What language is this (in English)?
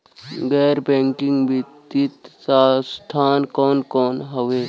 Bhojpuri